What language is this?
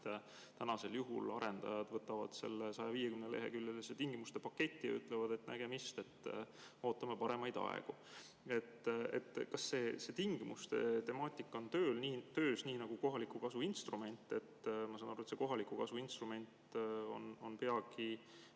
Estonian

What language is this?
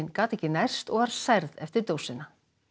Icelandic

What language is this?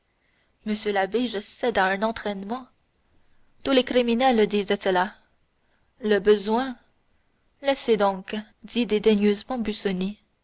French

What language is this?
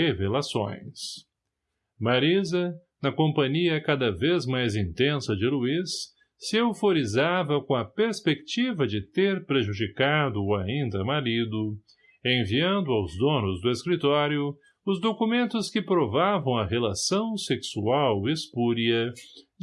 Portuguese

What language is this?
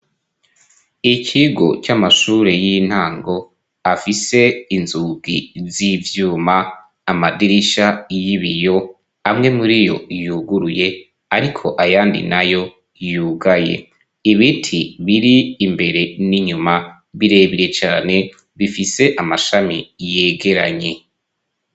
Rundi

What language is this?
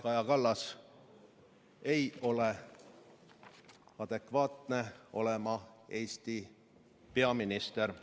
Estonian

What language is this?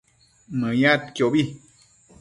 Matsés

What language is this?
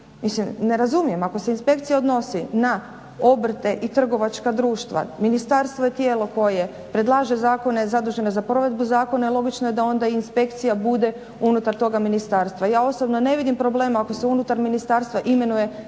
Croatian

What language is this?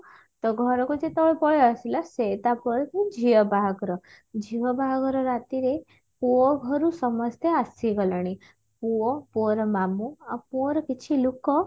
Odia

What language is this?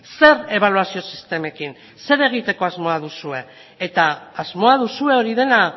Basque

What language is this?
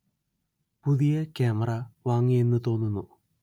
Malayalam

